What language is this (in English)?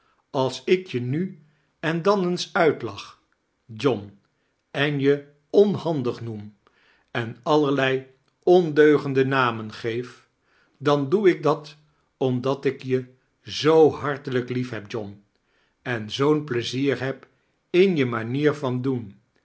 Dutch